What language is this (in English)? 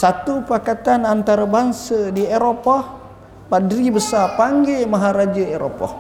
Malay